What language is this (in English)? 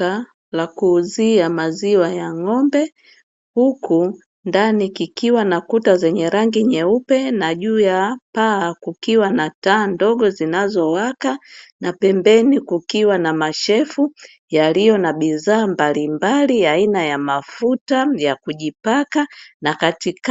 Swahili